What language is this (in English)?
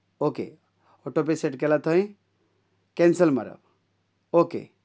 Konkani